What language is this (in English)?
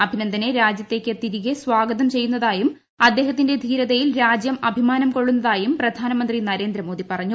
Malayalam